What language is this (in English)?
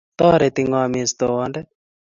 Kalenjin